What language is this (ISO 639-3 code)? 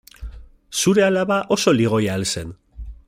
eus